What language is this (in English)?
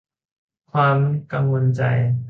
Thai